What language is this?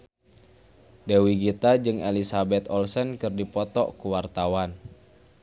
Sundanese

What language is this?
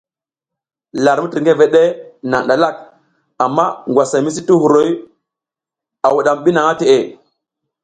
South Giziga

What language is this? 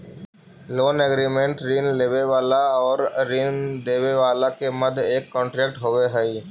Magahi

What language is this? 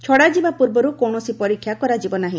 Odia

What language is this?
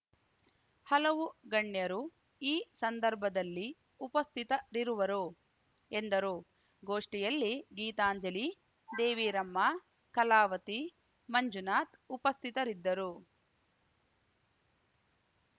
Kannada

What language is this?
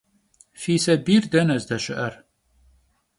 Kabardian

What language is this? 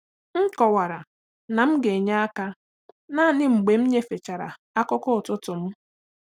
Igbo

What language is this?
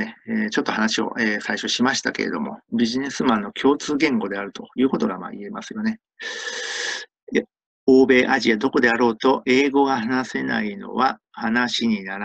Japanese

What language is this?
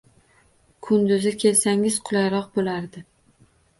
Uzbek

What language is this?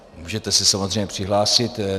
Czech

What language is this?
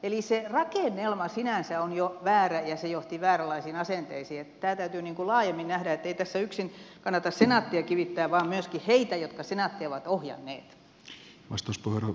Finnish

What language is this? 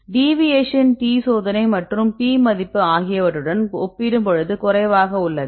Tamil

